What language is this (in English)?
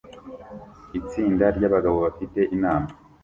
Kinyarwanda